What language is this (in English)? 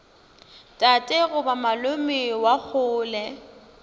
Northern Sotho